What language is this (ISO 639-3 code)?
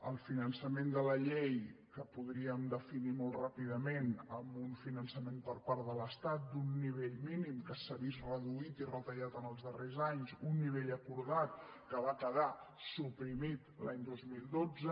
cat